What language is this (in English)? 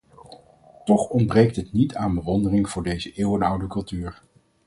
Dutch